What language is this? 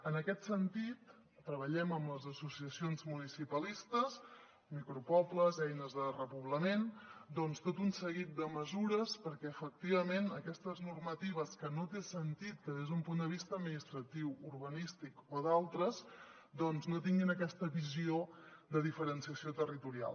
Catalan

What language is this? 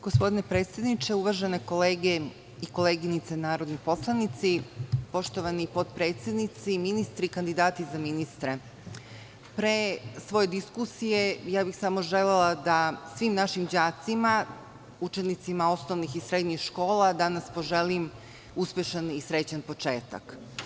Serbian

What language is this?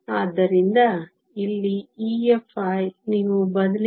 Kannada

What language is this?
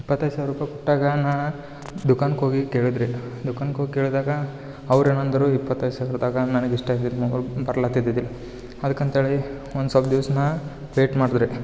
Kannada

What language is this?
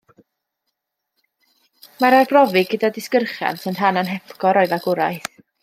Welsh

